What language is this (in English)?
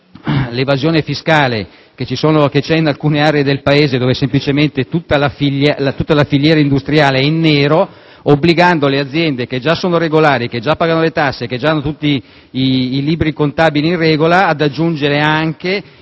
Italian